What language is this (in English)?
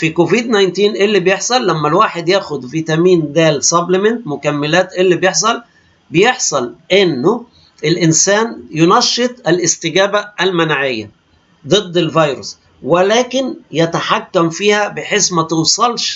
Arabic